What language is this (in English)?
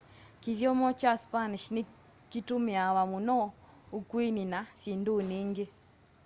Kamba